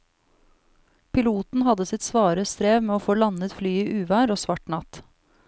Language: Norwegian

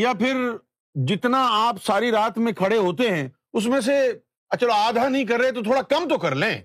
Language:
Urdu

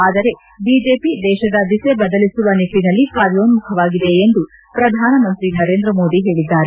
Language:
Kannada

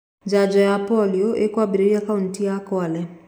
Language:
Kikuyu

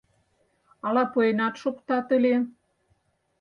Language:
Mari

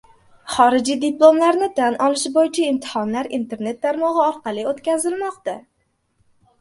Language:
Uzbek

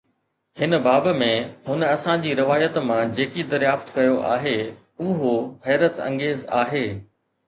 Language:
Sindhi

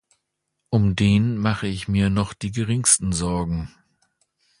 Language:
German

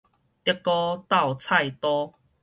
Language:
Min Nan Chinese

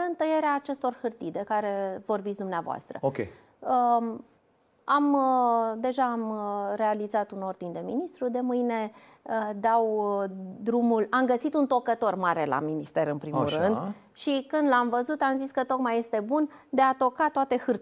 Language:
Romanian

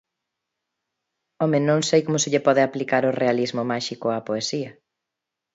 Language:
Galician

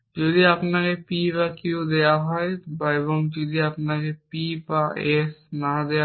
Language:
Bangla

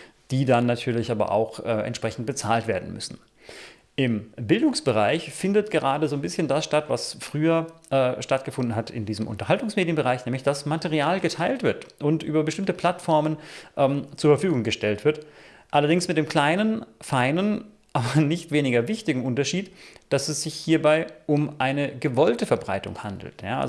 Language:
German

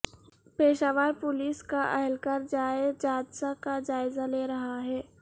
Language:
Urdu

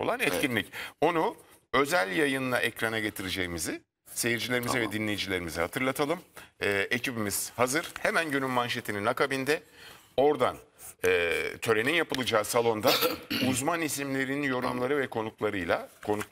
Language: Turkish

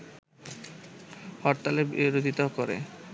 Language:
Bangla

